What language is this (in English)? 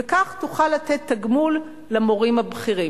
Hebrew